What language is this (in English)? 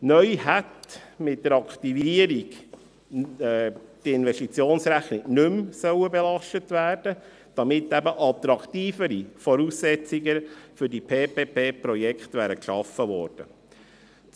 Swiss German